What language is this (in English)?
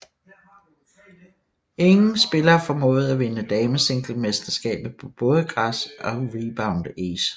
Danish